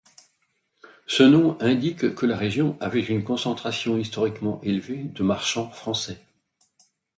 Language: French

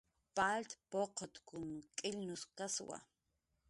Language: Jaqaru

